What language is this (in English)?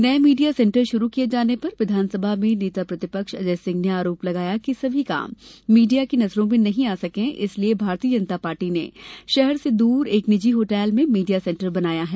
Hindi